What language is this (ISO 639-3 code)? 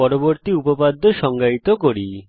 ben